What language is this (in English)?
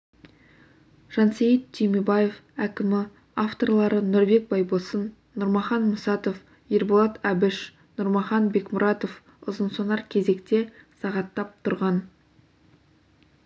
Kazakh